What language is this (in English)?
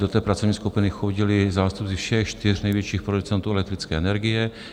Czech